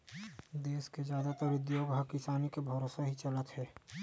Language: Chhattisgarhi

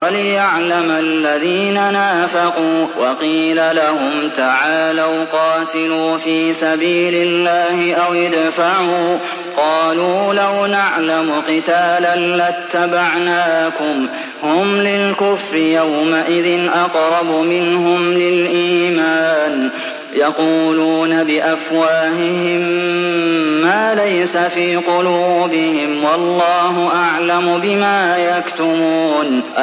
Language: Arabic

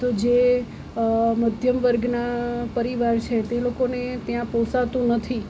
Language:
Gujarati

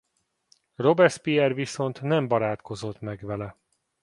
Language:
Hungarian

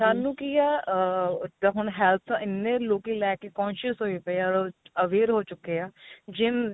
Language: Punjabi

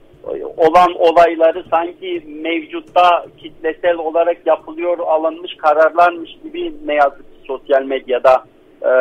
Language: Turkish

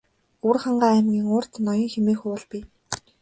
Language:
Mongolian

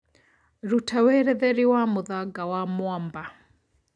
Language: Kikuyu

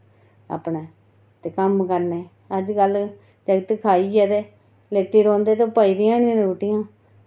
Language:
Dogri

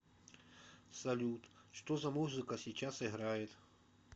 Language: Russian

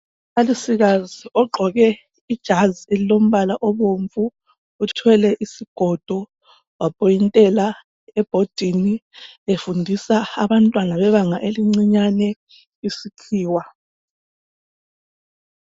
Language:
North Ndebele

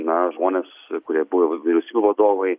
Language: Lithuanian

